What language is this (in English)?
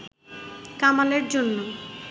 Bangla